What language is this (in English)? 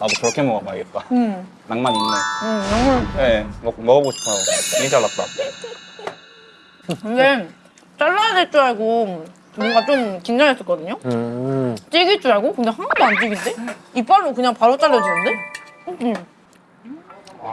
Korean